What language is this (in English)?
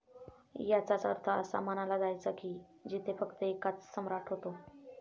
Marathi